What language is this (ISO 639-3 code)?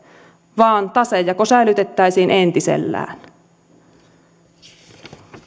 fin